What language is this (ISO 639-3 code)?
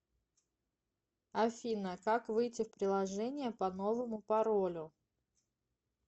rus